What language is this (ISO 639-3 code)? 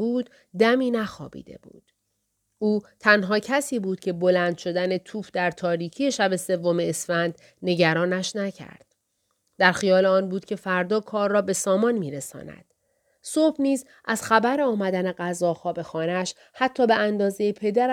fas